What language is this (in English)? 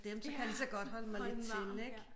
Danish